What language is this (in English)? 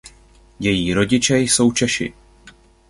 Czech